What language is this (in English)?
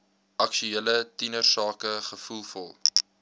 Afrikaans